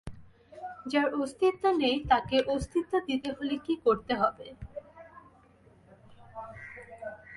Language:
Bangla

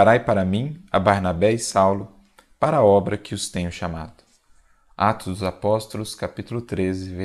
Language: Portuguese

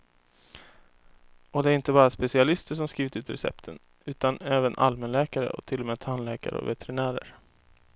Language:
Swedish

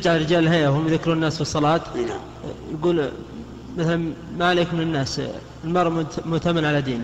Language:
Arabic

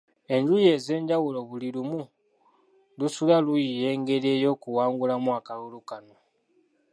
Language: Ganda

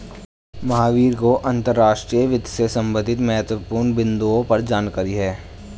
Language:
Hindi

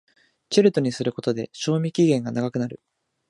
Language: Japanese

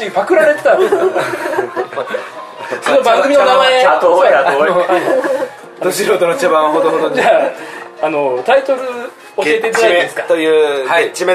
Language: Japanese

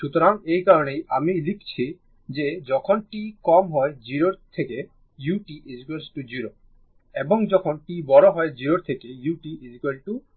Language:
Bangla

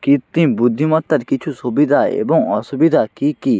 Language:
Bangla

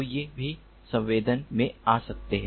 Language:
Hindi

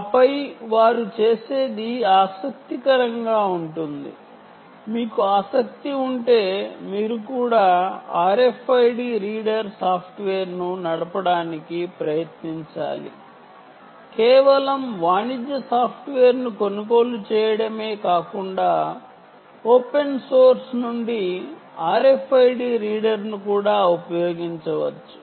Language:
Telugu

